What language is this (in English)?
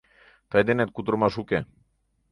Mari